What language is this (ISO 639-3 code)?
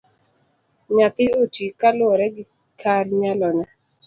luo